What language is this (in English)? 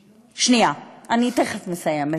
Hebrew